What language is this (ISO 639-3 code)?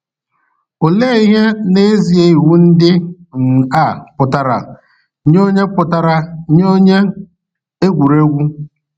ibo